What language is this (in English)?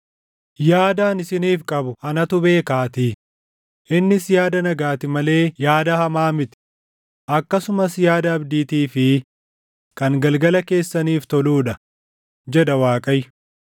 Oromo